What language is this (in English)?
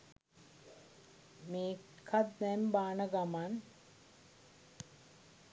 Sinhala